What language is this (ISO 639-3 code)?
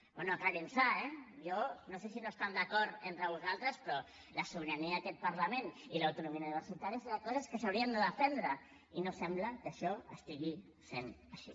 cat